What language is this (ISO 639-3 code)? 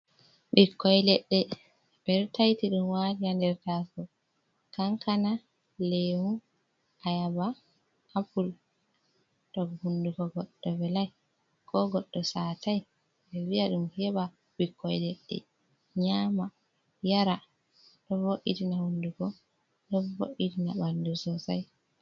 ful